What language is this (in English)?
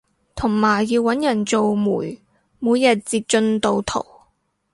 Cantonese